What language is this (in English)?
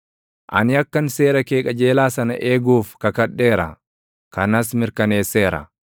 Oromo